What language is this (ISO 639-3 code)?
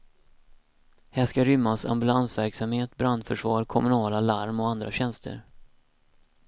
swe